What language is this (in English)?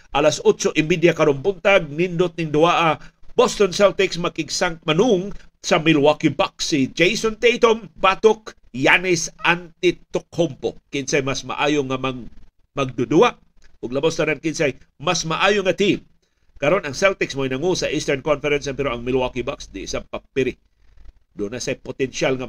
Filipino